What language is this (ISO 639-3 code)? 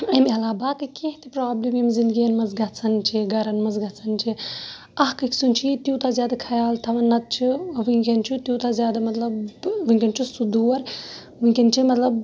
kas